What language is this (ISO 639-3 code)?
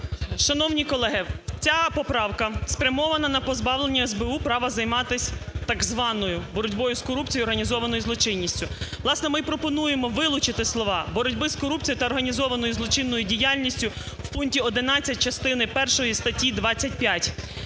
ukr